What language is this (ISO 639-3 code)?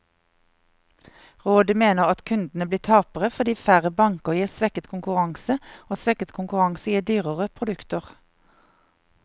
nor